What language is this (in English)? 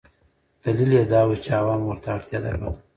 Pashto